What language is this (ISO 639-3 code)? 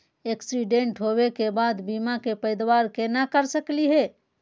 mag